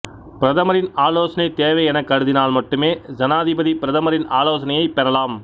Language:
Tamil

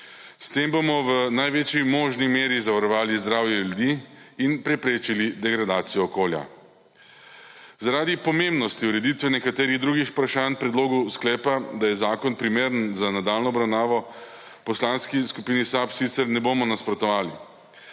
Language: Slovenian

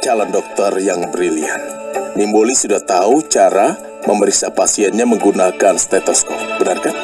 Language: Indonesian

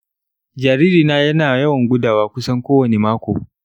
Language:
Hausa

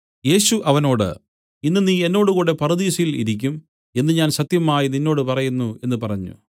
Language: Malayalam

